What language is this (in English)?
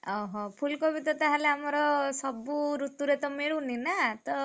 Odia